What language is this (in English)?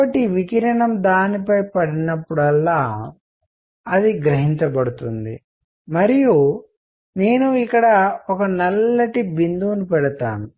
Telugu